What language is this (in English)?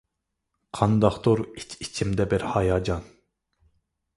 Uyghur